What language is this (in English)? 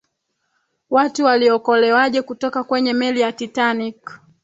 Swahili